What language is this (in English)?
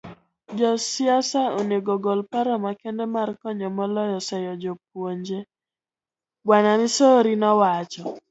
Luo (Kenya and Tanzania)